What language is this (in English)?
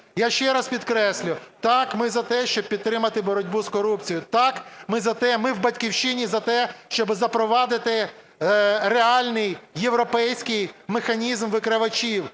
Ukrainian